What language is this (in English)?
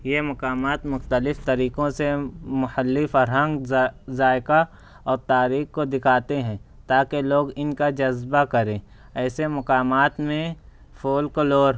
Urdu